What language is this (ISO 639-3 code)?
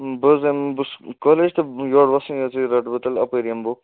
kas